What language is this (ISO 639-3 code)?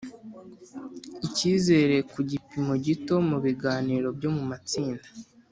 kin